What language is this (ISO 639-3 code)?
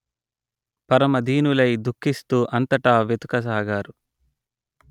tel